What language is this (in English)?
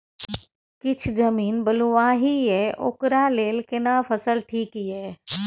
Maithili